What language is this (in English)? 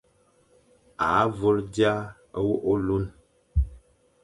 Fang